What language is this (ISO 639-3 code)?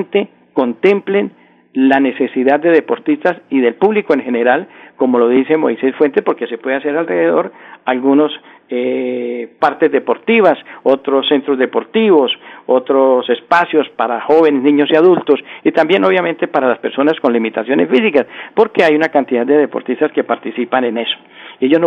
spa